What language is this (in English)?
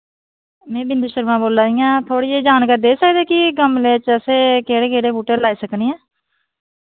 Dogri